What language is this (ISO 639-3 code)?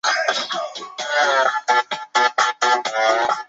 zho